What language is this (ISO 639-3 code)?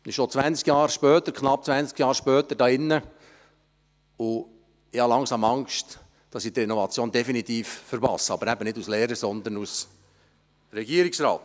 gsw